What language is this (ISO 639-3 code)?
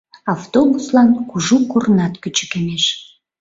chm